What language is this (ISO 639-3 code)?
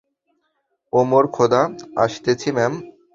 ben